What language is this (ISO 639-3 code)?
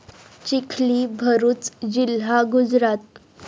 mar